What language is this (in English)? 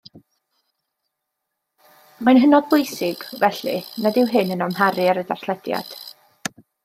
Welsh